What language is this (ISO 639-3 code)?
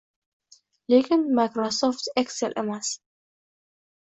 uzb